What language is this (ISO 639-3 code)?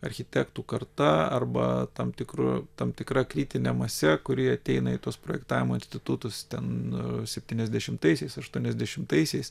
lit